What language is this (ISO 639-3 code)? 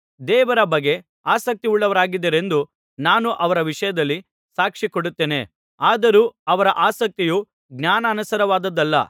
kan